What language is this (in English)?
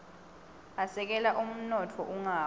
Swati